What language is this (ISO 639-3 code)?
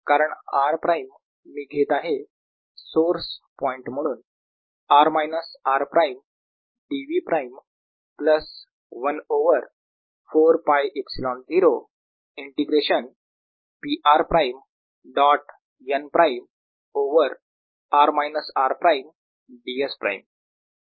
mar